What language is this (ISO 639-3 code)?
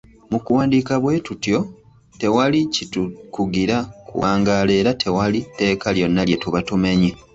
lug